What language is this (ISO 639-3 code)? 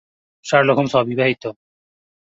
ben